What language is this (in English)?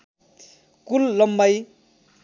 Nepali